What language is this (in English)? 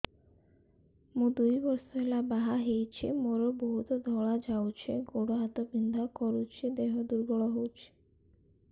Odia